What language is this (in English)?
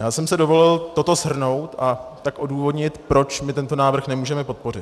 Czech